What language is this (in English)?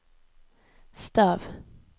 Norwegian